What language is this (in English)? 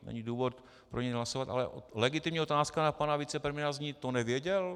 Czech